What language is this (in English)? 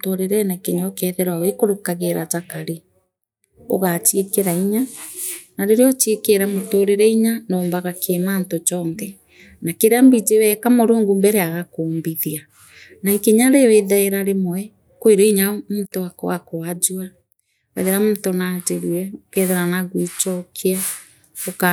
Meru